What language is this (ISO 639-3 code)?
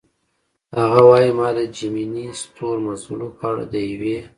pus